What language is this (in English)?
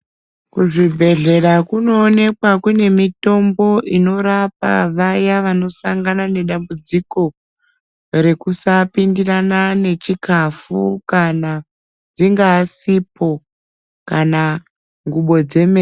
Ndau